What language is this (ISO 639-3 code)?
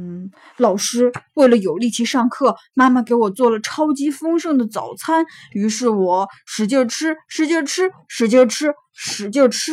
zho